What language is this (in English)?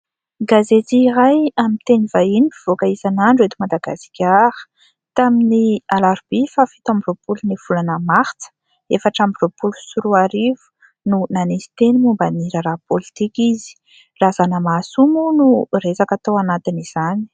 Malagasy